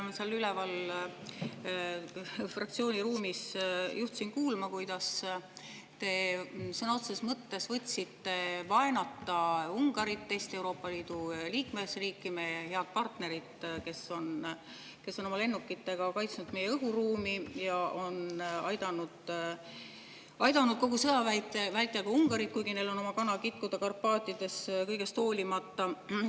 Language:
Estonian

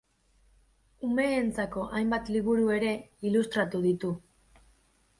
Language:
Basque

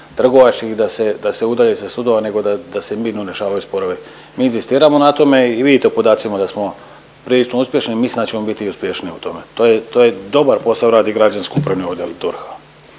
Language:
Croatian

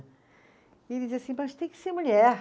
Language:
Portuguese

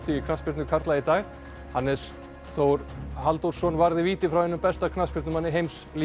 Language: Icelandic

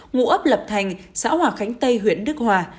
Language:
Vietnamese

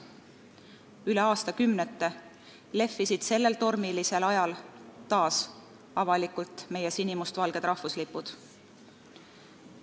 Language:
Estonian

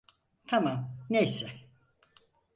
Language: Turkish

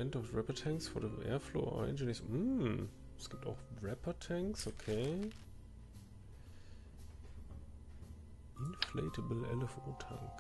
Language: German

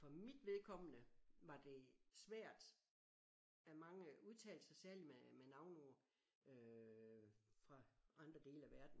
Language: Danish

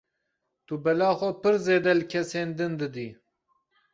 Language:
Kurdish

